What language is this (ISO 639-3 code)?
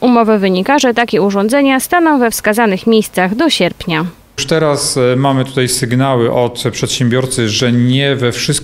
pol